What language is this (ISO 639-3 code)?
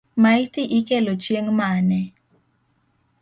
luo